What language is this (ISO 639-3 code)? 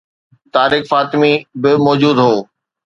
snd